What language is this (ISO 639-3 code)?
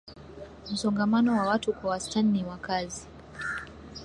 swa